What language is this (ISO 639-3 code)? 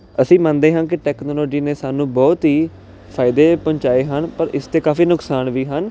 pan